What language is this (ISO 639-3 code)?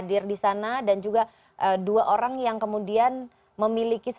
ind